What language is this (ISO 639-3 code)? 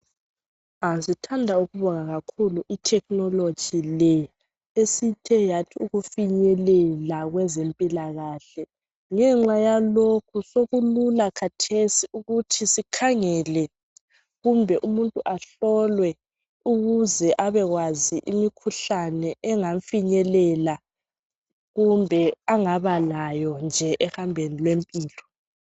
nde